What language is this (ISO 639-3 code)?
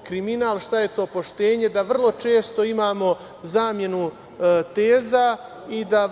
srp